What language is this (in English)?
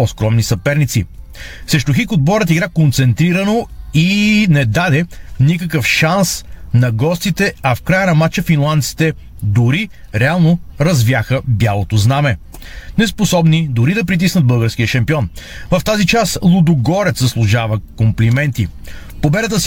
Bulgarian